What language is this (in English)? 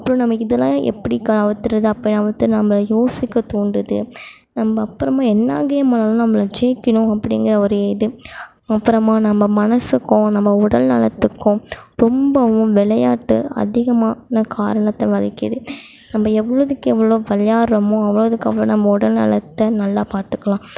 Tamil